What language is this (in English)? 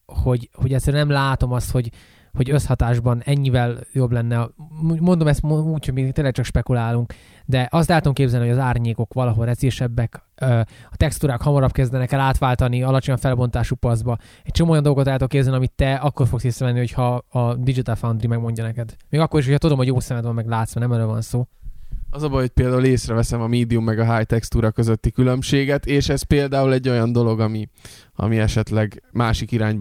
Hungarian